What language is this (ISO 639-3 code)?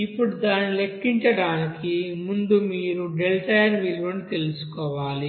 tel